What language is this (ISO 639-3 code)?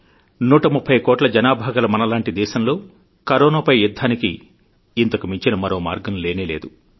tel